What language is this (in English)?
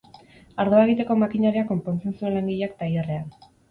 Basque